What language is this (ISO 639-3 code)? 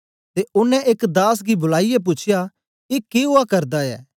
doi